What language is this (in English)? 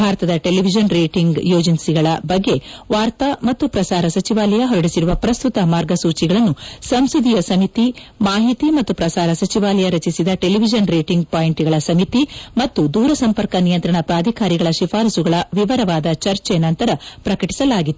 Kannada